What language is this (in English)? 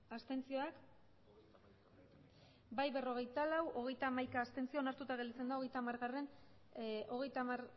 Basque